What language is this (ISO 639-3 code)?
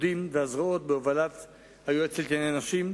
heb